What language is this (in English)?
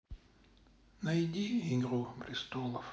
Russian